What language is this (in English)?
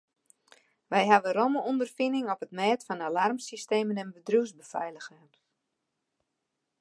Western Frisian